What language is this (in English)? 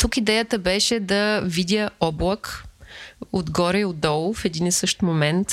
Bulgarian